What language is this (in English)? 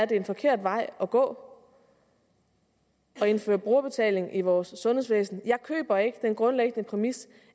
Danish